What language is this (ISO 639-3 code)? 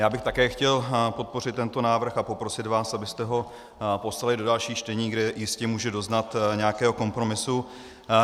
ces